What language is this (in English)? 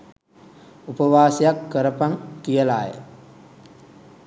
Sinhala